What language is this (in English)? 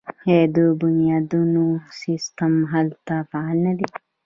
Pashto